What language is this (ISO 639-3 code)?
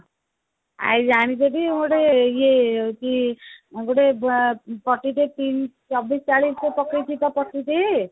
ori